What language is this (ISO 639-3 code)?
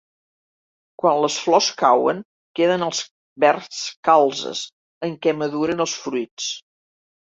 cat